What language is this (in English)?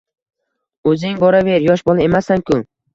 Uzbek